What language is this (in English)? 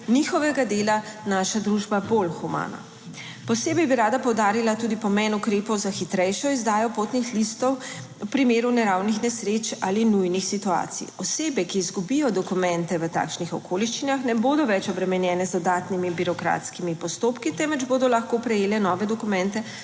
Slovenian